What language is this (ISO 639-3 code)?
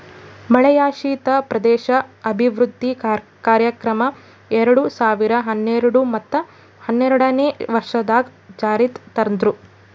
kan